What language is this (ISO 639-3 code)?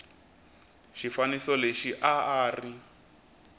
tso